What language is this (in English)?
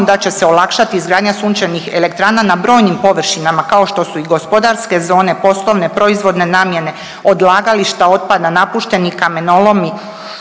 Croatian